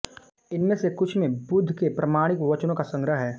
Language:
Hindi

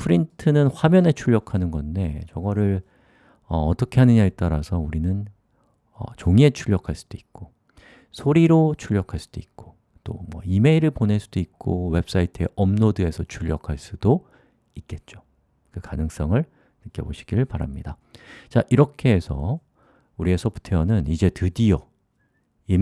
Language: Korean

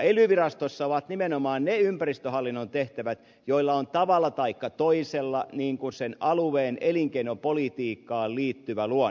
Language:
Finnish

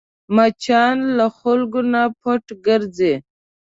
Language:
Pashto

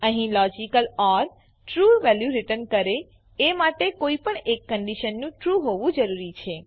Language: Gujarati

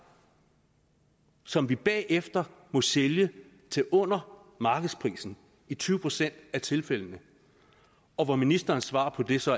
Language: Danish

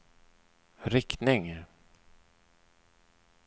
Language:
Swedish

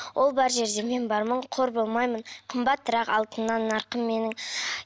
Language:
Kazakh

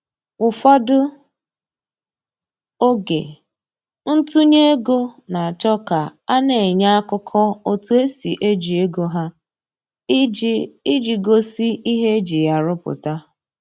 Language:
Igbo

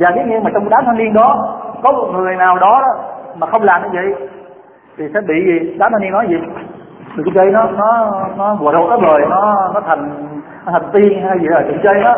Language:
Vietnamese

